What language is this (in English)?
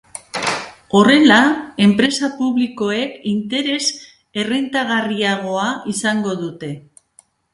Basque